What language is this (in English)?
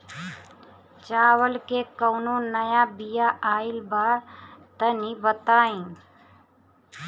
Bhojpuri